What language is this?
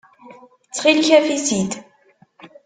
Kabyle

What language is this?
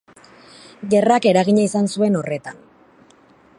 Basque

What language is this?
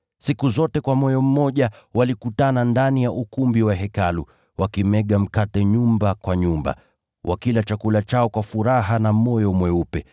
Swahili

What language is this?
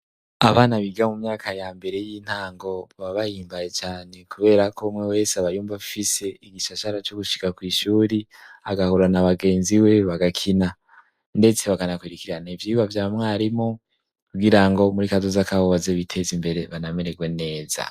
Rundi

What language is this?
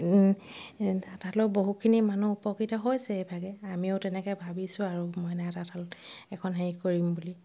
Assamese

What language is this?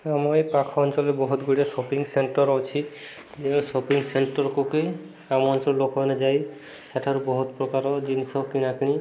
Odia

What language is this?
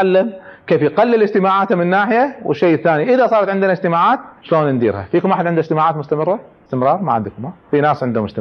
Arabic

